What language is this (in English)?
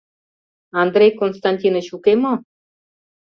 Mari